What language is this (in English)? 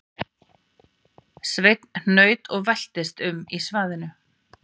Icelandic